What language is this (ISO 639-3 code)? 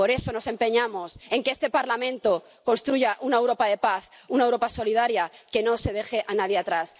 spa